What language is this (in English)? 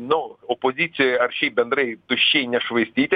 Lithuanian